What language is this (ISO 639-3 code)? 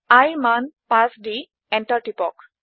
asm